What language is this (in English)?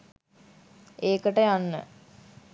Sinhala